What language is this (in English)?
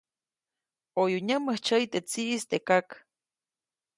Copainalá Zoque